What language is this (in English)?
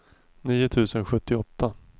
Swedish